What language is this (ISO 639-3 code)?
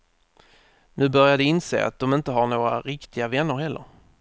swe